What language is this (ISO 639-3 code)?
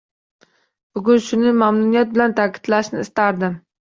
uzb